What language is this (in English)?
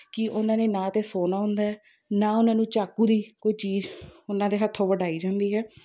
Punjabi